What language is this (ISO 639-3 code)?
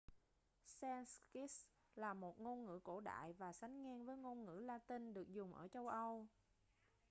vie